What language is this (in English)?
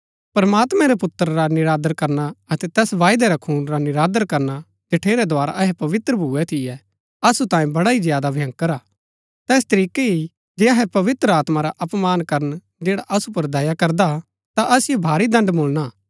Gaddi